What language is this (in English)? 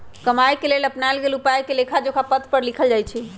Magahi